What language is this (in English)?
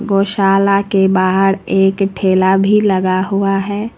Hindi